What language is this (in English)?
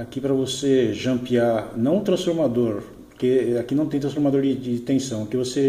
Portuguese